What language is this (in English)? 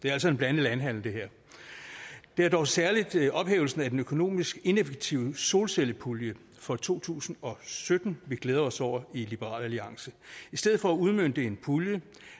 Danish